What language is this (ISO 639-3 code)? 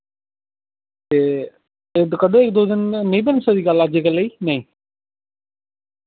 doi